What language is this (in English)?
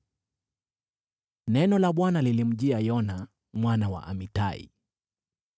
Swahili